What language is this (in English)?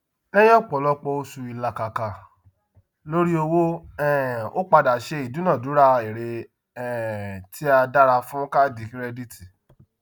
Yoruba